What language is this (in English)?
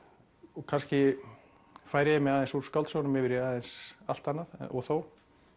Icelandic